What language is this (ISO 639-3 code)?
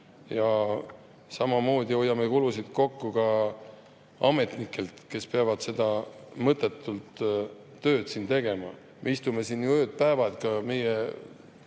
est